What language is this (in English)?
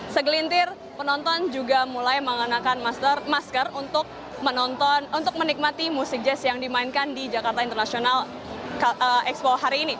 Indonesian